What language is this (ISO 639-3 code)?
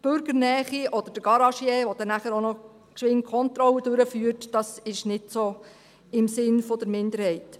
gsw